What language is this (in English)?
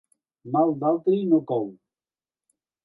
Catalan